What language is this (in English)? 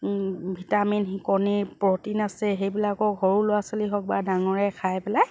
Assamese